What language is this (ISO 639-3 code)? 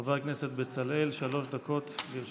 heb